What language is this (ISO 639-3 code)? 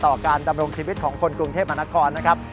tha